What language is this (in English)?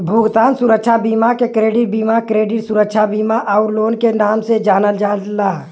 Bhojpuri